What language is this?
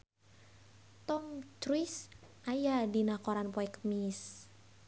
Sundanese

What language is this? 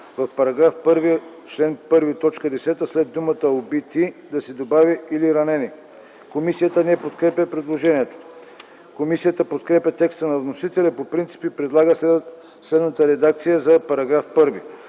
Bulgarian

